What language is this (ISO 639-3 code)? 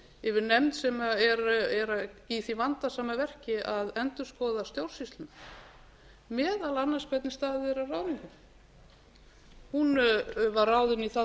isl